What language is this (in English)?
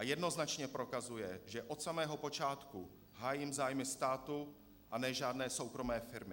Czech